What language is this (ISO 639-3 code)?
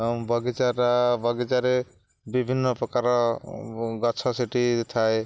ori